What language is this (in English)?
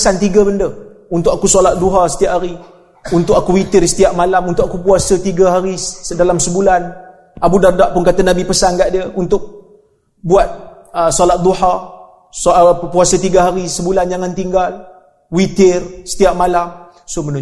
Malay